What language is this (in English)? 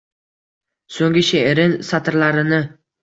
Uzbek